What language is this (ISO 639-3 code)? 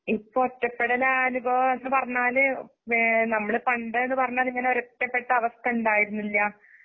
mal